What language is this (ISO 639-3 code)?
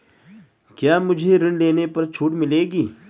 hin